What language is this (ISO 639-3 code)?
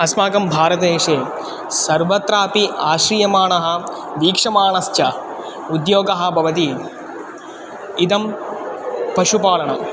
san